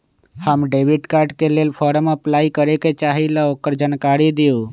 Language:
Magahi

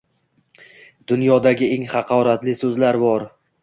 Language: Uzbek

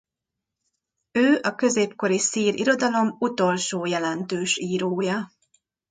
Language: Hungarian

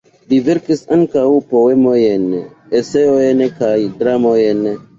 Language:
Esperanto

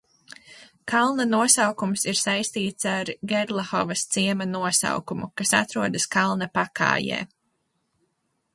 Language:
Latvian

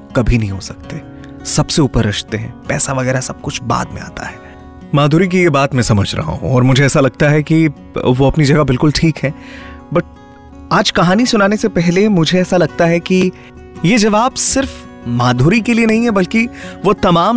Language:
Hindi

